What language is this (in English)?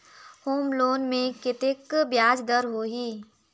Chhattisgarhi